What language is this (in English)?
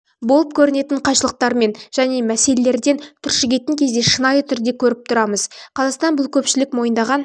Kazakh